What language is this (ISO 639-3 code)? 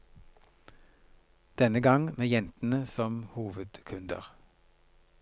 nor